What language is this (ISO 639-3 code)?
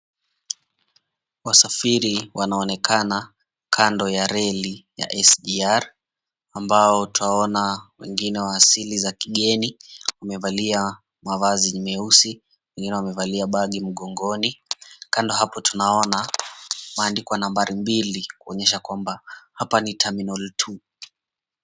swa